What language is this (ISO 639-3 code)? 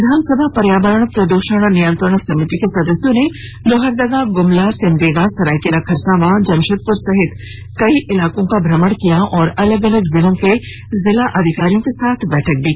hin